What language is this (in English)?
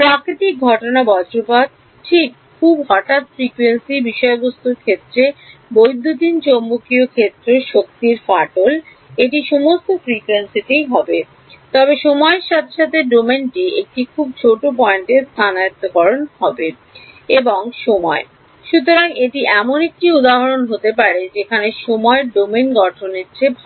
Bangla